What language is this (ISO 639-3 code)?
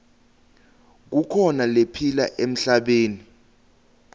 ssw